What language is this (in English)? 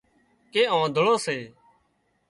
Wadiyara Koli